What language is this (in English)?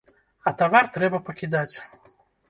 Belarusian